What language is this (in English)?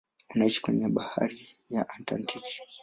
Swahili